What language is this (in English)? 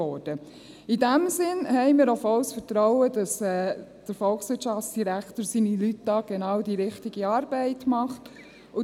Swiss German